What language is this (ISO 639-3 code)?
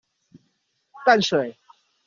zho